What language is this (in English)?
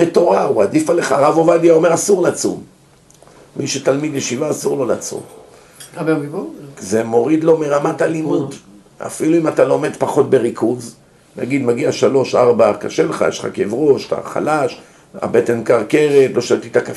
Hebrew